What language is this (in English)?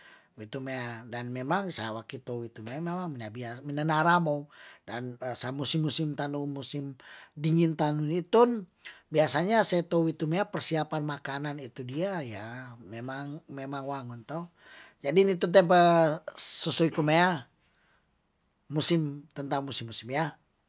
Tondano